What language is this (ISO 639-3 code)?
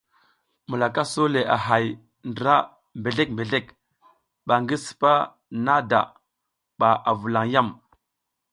giz